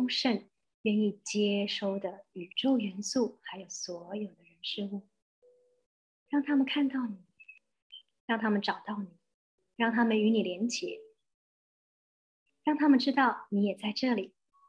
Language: Chinese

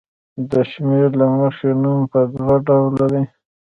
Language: Pashto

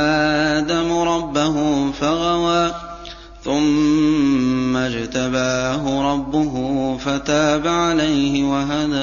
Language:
Arabic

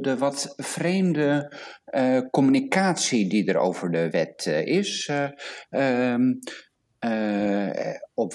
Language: Dutch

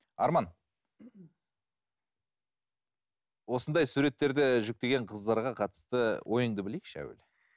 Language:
Kazakh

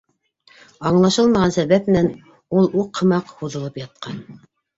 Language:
Bashkir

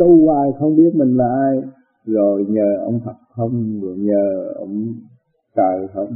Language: Vietnamese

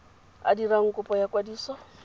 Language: Tswana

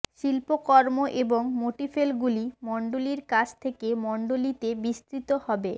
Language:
Bangla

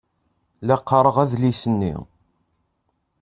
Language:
Kabyle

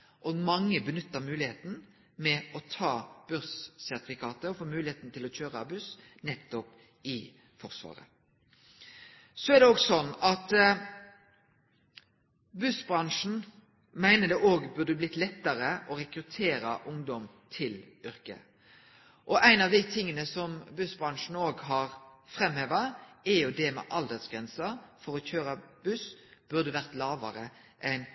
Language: Norwegian Nynorsk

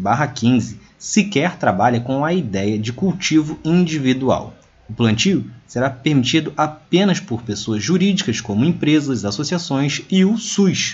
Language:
Portuguese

